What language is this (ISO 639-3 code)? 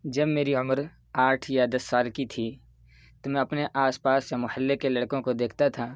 urd